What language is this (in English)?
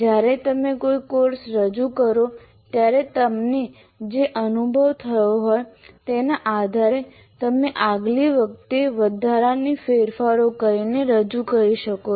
Gujarati